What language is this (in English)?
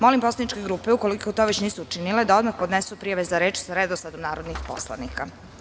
Serbian